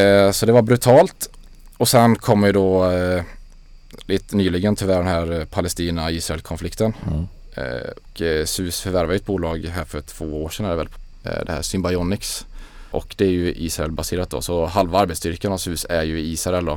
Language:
Swedish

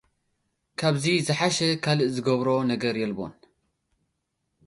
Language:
Tigrinya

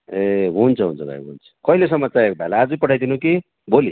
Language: Nepali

